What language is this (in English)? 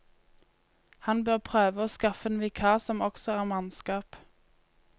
Norwegian